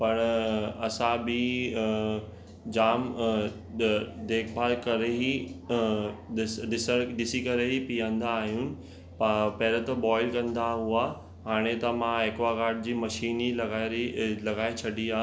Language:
Sindhi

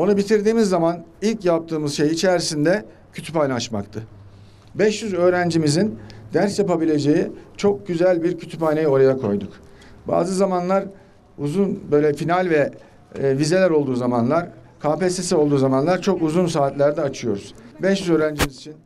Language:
Turkish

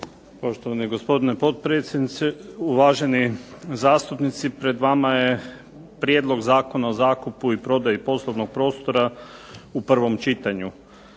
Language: Croatian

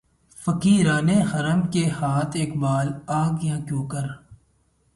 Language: Urdu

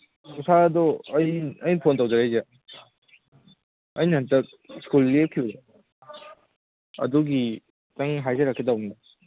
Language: Manipuri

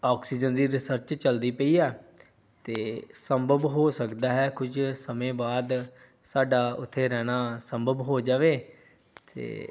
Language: Punjabi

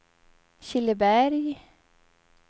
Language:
Swedish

